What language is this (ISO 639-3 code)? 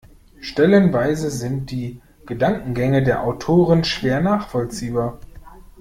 deu